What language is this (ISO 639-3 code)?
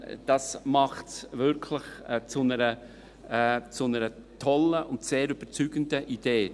gsw